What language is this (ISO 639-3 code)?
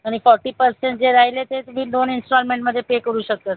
mar